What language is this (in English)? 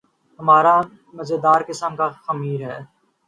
Urdu